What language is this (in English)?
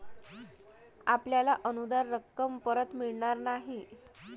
Marathi